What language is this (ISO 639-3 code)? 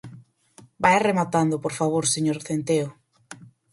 glg